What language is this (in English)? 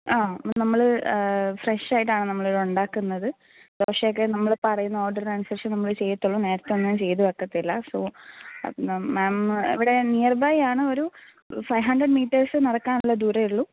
Malayalam